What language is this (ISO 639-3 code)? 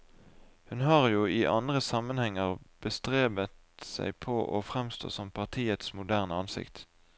nor